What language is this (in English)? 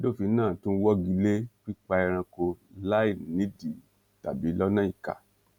Yoruba